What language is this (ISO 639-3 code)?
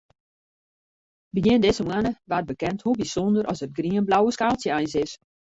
fry